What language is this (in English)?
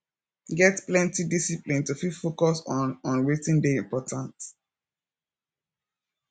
Nigerian Pidgin